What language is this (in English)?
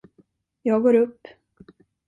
Swedish